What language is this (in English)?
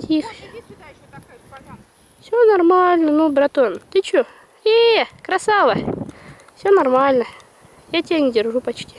Russian